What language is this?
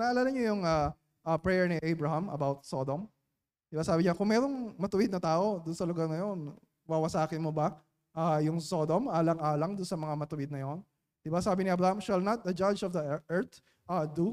Filipino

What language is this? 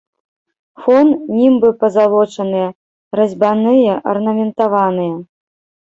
Belarusian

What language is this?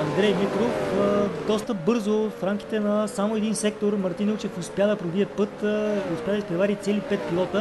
Bulgarian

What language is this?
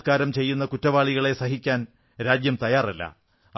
Malayalam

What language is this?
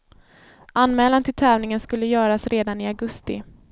Swedish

